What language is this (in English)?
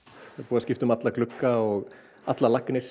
Icelandic